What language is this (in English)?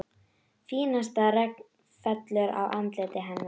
Icelandic